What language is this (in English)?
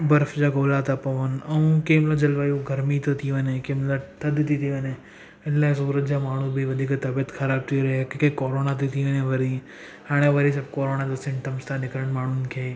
Sindhi